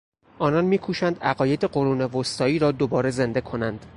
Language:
Persian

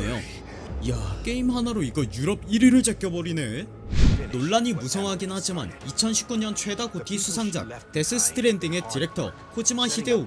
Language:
Korean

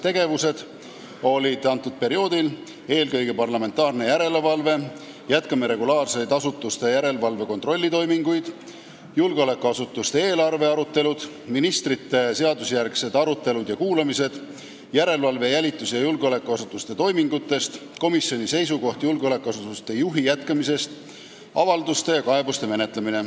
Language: Estonian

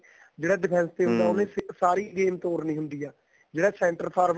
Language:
Punjabi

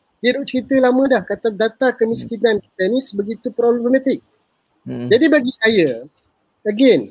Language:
Malay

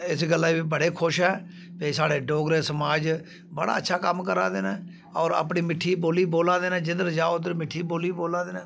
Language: Dogri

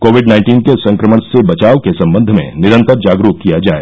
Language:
Hindi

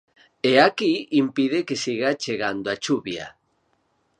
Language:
Galician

